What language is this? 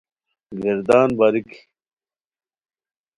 Khowar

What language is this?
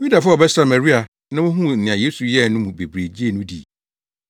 Akan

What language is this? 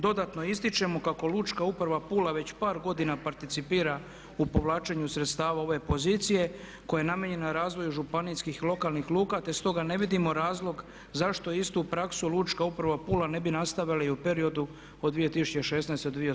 Croatian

